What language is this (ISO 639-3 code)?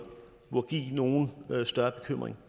dan